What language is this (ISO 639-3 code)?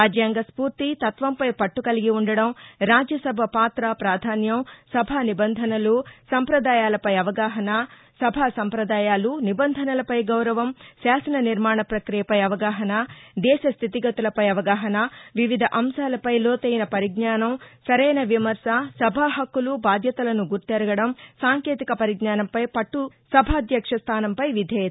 tel